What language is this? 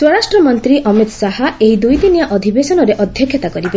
Odia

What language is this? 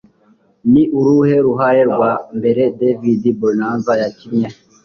Kinyarwanda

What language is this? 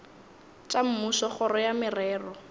Northern Sotho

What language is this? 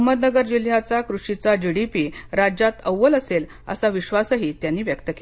Marathi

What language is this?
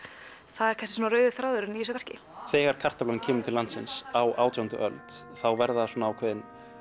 Icelandic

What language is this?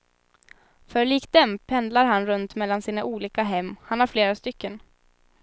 Swedish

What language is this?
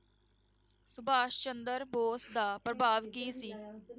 Punjabi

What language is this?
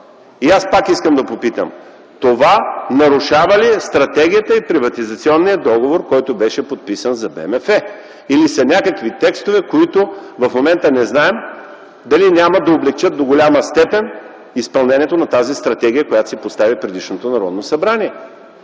Bulgarian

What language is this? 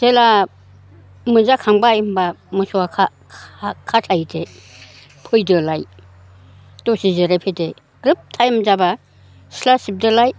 Bodo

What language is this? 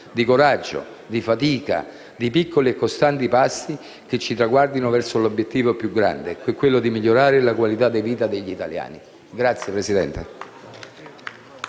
Italian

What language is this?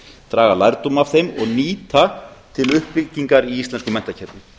Icelandic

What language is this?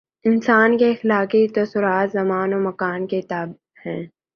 Urdu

